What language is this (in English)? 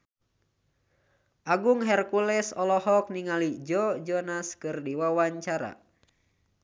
Sundanese